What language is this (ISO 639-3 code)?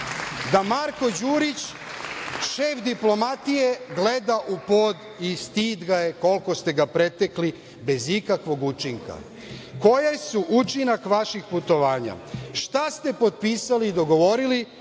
srp